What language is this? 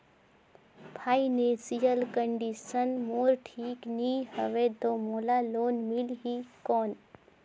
Chhattisgarhi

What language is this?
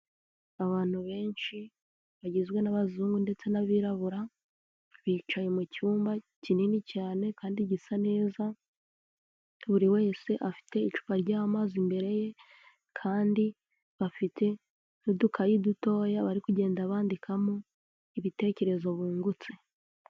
Kinyarwanda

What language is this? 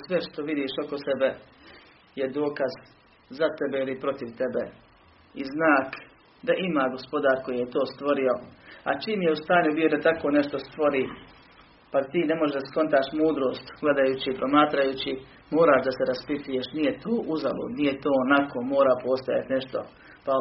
Croatian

